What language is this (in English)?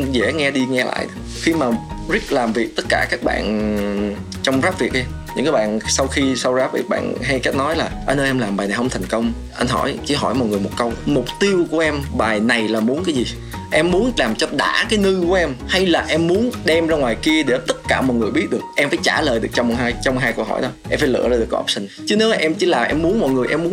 Vietnamese